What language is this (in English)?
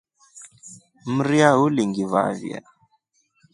Rombo